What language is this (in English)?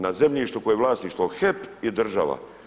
Croatian